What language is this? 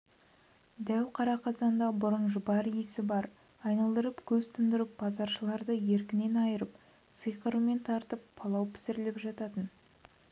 Kazakh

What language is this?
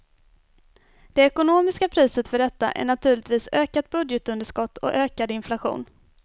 Swedish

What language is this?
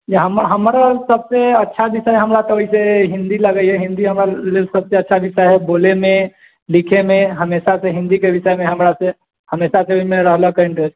Maithili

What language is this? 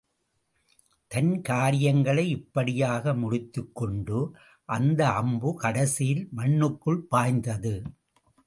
Tamil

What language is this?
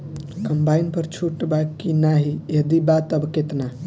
Bhojpuri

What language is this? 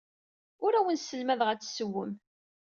Kabyle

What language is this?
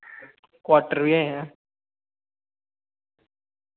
Dogri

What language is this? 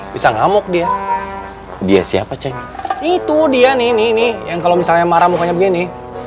Indonesian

